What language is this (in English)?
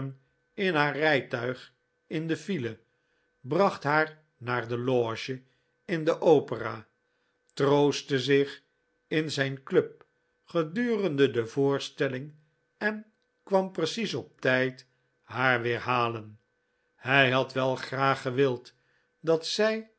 Dutch